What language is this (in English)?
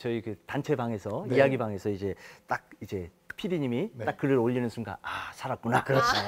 Korean